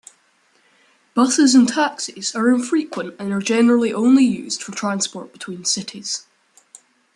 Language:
English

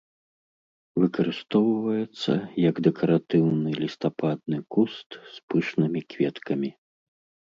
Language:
Belarusian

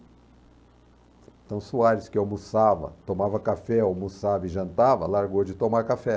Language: Portuguese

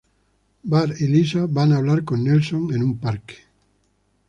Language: Spanish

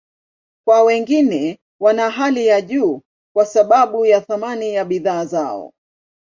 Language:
Swahili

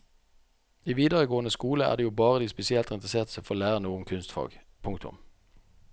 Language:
Norwegian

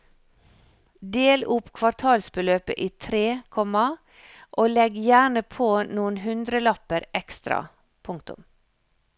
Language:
Norwegian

